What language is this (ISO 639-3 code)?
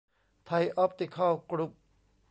tha